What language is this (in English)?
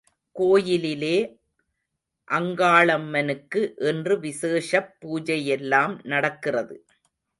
Tamil